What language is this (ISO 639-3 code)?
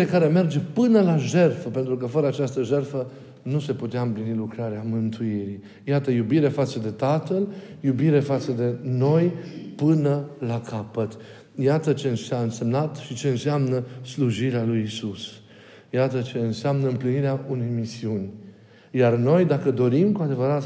ron